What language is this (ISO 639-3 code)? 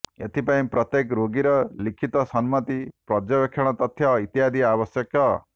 ori